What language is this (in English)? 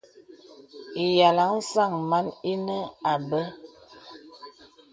Bebele